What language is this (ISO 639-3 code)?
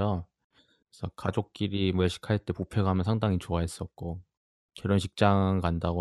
kor